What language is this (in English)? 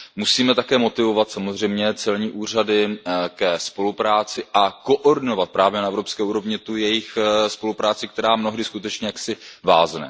Czech